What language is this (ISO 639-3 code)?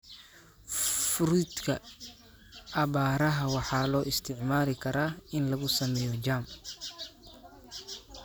som